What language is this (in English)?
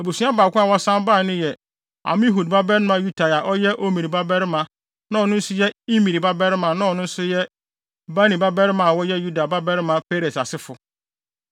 Akan